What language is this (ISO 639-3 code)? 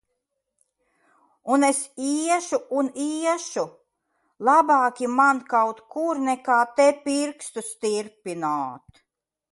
lav